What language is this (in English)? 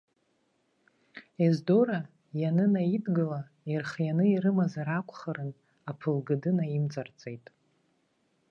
Abkhazian